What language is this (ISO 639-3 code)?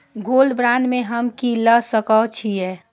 mai